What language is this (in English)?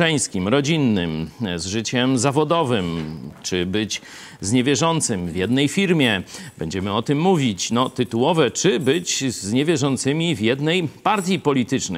Polish